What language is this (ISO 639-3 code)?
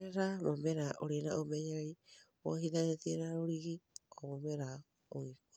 kik